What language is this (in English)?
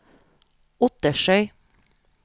Norwegian